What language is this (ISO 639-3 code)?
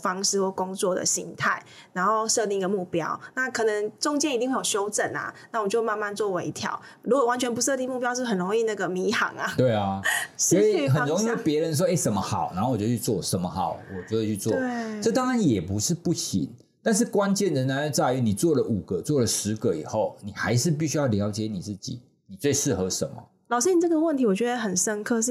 zho